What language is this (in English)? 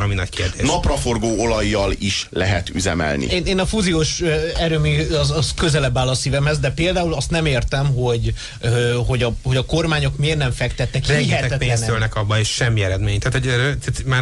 Hungarian